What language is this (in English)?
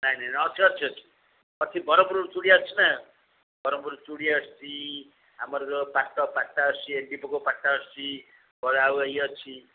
Odia